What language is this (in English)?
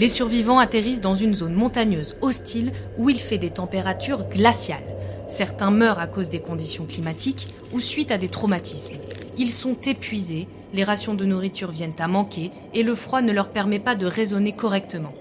French